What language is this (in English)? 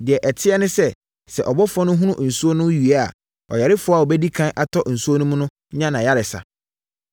Akan